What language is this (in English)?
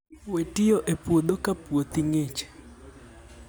Luo (Kenya and Tanzania)